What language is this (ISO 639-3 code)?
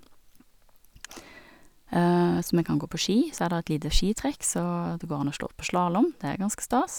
nor